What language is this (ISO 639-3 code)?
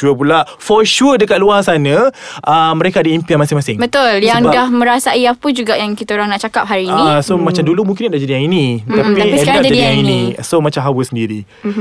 msa